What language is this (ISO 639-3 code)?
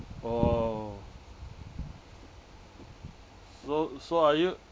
eng